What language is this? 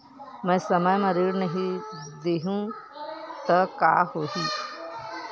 Chhattisgarhi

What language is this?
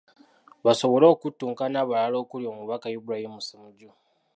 Ganda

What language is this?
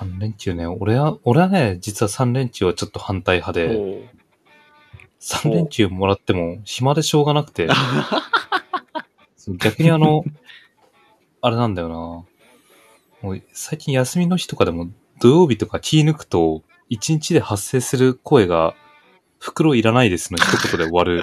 Japanese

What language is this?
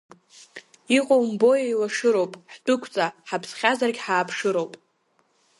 Abkhazian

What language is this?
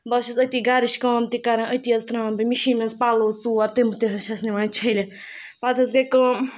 Kashmiri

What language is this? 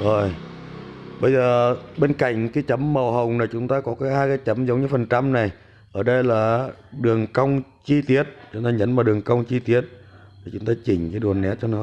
Vietnamese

